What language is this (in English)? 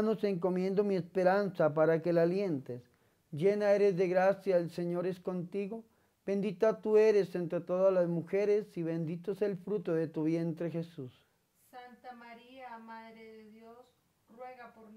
Spanish